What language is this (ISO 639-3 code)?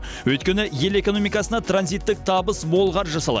kaz